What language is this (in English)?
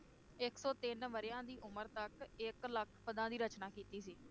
Punjabi